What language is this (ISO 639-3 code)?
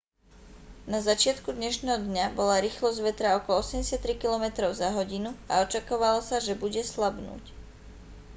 slk